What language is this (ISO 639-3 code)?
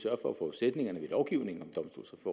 dan